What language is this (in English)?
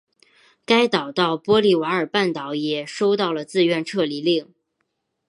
Chinese